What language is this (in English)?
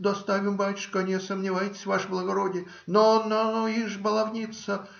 Russian